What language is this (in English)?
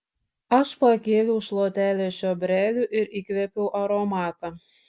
Lithuanian